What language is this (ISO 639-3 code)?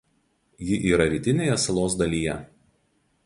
lit